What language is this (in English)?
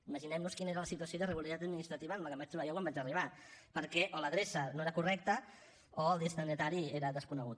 Catalan